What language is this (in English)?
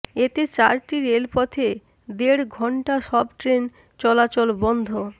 Bangla